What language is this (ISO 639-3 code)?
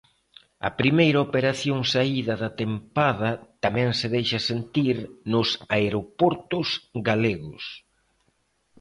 glg